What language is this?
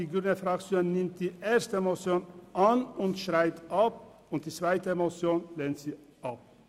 Swiss German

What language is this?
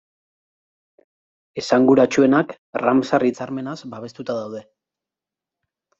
Basque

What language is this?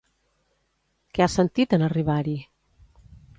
Catalan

